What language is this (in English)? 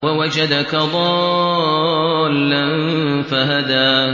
Arabic